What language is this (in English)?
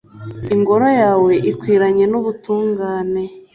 Kinyarwanda